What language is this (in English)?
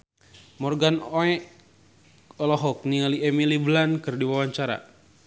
Sundanese